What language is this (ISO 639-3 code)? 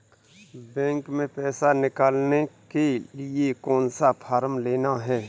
hin